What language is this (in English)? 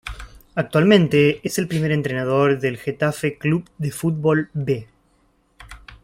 Spanish